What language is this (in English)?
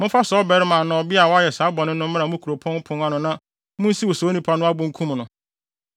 Akan